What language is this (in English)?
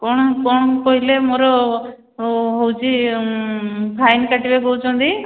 Odia